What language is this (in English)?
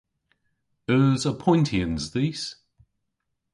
Cornish